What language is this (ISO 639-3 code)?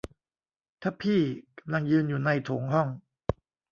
tha